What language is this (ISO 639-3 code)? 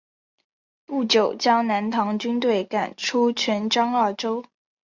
zho